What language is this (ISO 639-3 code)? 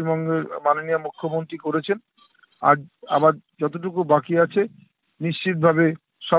ben